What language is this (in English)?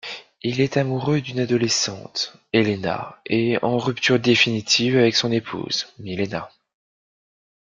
French